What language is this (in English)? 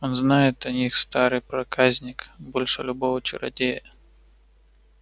Russian